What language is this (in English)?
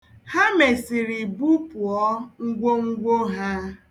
Igbo